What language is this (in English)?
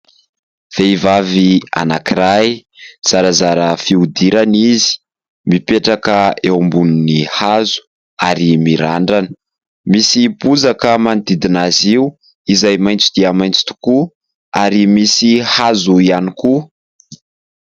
Malagasy